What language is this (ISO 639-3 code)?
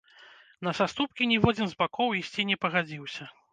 bel